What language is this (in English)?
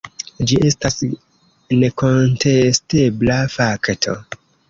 Esperanto